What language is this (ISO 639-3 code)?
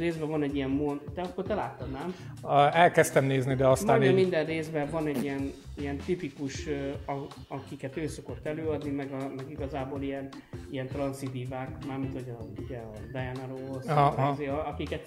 hun